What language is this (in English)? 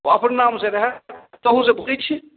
Maithili